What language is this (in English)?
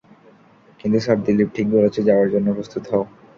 Bangla